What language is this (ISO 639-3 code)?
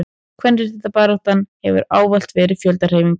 isl